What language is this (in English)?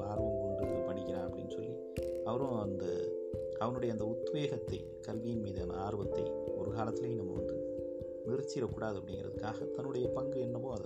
Tamil